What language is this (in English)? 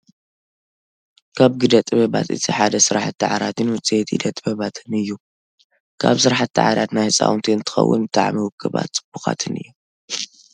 Tigrinya